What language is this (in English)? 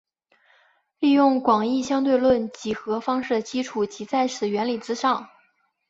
Chinese